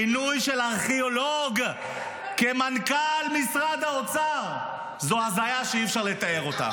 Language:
Hebrew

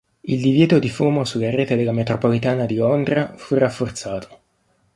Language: Italian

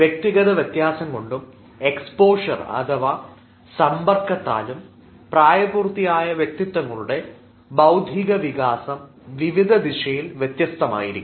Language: Malayalam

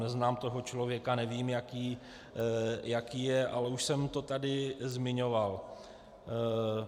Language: Czech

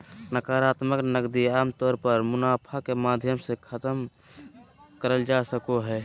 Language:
Magahi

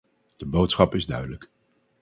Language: Dutch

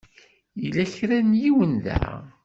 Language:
Kabyle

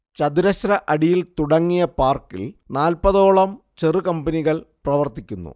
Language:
Malayalam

